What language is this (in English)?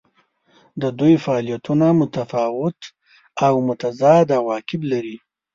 Pashto